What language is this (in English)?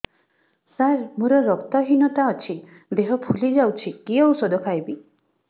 Odia